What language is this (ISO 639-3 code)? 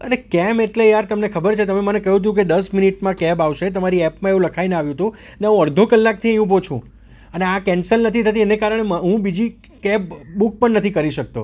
guj